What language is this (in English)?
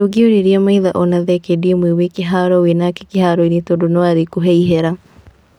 Kikuyu